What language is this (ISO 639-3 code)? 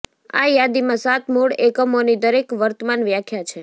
guj